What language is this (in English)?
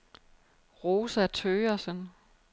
Danish